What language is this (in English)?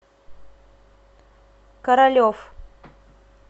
Russian